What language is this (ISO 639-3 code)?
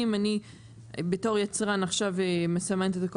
heb